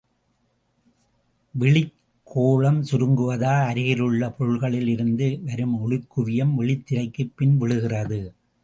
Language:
Tamil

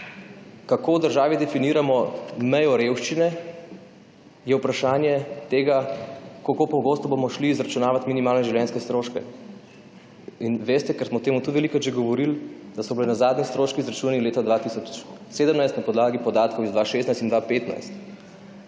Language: Slovenian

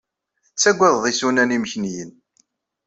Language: Kabyle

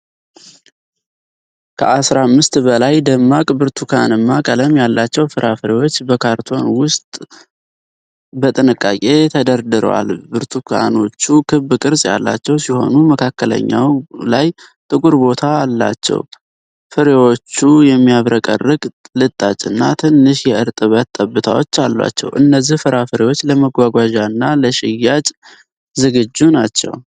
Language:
Amharic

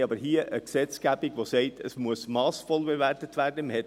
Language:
Swiss German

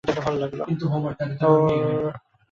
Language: Bangla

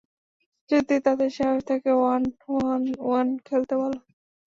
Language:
Bangla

